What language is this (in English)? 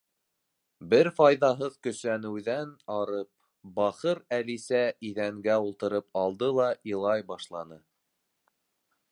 Bashkir